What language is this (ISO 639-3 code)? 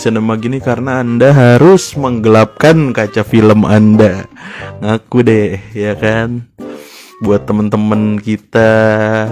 ind